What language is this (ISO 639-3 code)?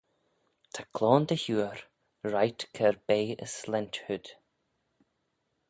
glv